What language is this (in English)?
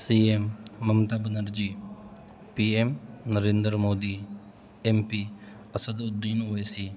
Urdu